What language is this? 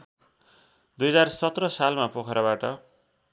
Nepali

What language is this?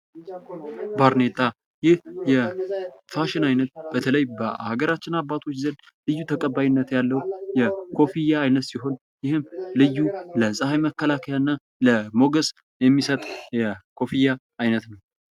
Amharic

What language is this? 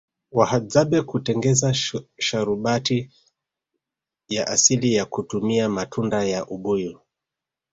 Swahili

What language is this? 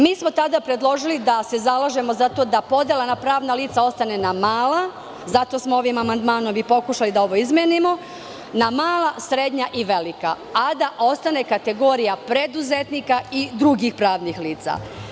Serbian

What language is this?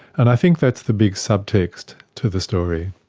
English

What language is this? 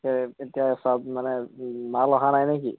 Assamese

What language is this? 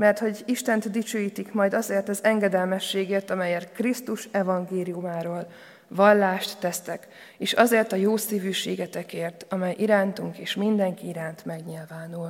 Hungarian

